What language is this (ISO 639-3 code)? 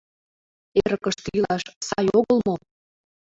chm